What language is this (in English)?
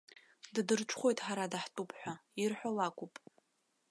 Abkhazian